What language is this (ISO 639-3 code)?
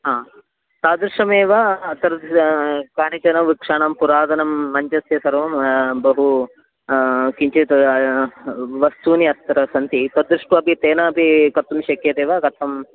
san